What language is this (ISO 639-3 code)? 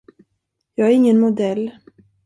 swe